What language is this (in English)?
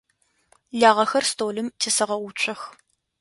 Adyghe